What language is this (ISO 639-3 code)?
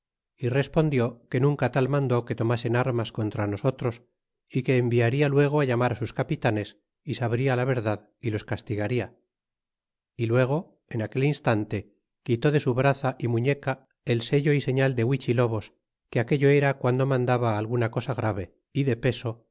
spa